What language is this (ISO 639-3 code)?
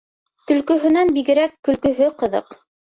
bak